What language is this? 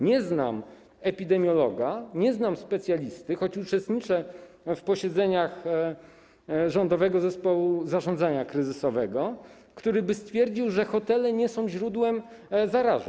Polish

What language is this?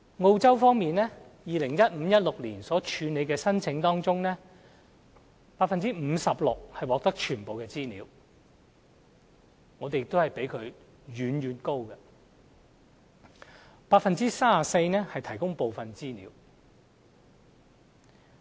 Cantonese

